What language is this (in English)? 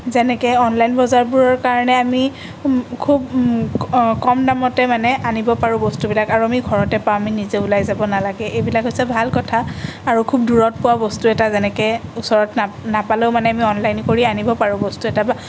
Assamese